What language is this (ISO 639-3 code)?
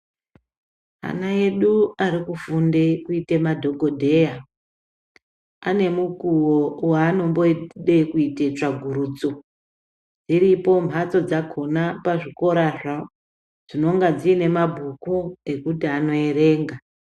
ndc